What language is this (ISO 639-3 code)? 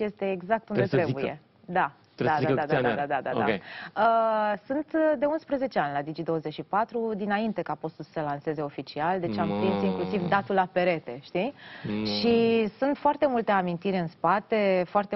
ron